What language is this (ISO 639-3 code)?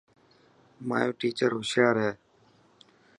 mki